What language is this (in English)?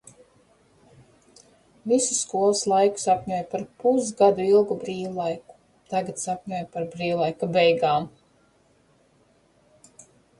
Latvian